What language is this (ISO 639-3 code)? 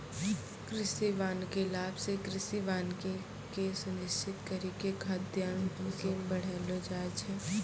mai